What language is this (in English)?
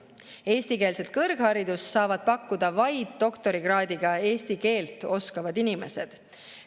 Estonian